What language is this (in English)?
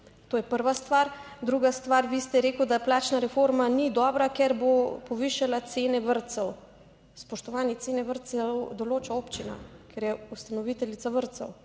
Slovenian